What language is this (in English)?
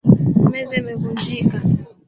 Swahili